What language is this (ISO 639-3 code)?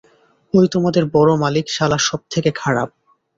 ben